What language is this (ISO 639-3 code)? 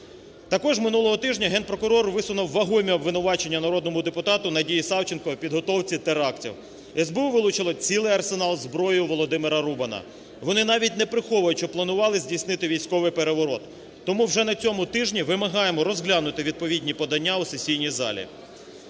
ukr